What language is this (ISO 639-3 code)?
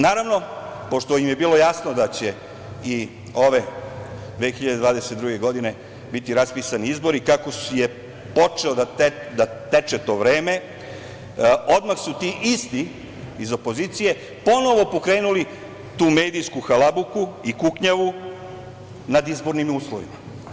srp